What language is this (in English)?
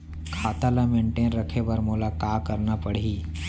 Chhattisgarhi